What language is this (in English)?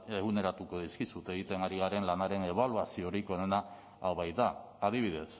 Basque